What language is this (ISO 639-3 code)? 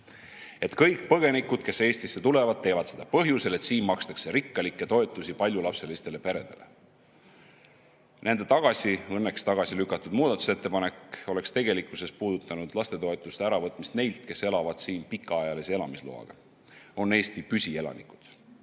est